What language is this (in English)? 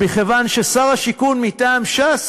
Hebrew